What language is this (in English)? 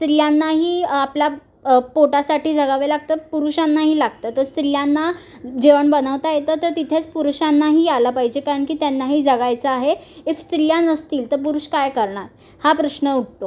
Marathi